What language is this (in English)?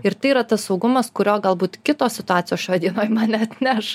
Lithuanian